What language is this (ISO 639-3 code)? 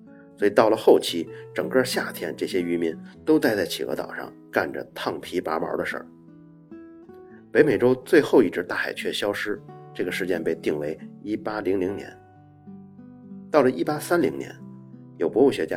zho